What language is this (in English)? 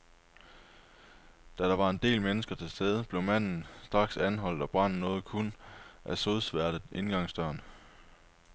Danish